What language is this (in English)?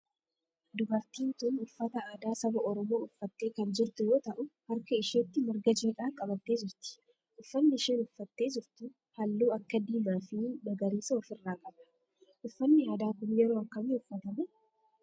Oromo